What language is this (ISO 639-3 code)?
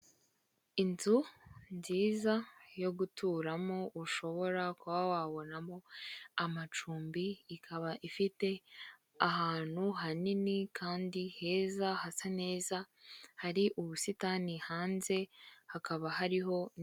kin